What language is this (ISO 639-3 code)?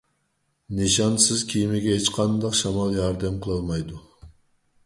uig